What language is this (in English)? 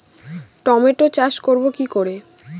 Bangla